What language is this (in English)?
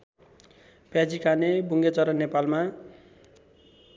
Nepali